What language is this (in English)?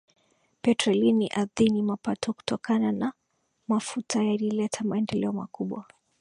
Swahili